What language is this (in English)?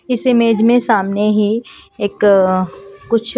Hindi